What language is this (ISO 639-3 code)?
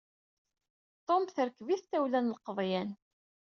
kab